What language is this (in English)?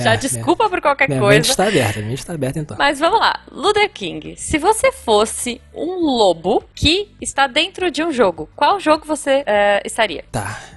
Portuguese